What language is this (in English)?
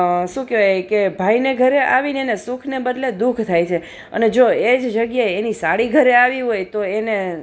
Gujarati